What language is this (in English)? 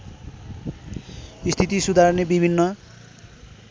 Nepali